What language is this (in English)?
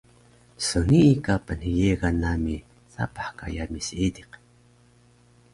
Taroko